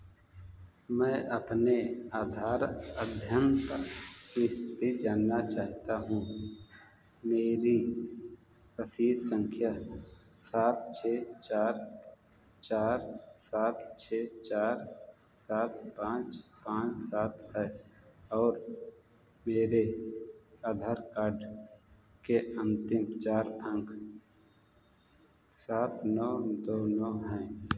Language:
Hindi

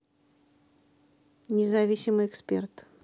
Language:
Russian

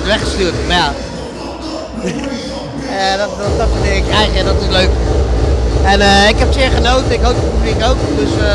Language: Dutch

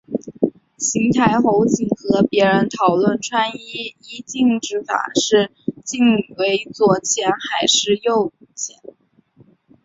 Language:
Chinese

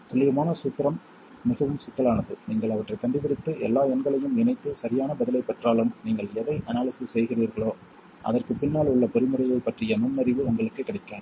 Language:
Tamil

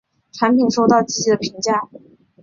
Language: Chinese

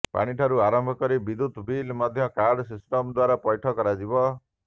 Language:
Odia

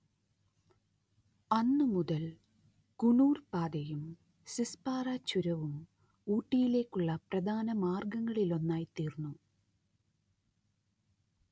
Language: Malayalam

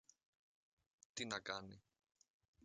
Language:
Greek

